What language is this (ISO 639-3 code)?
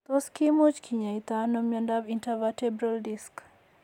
kln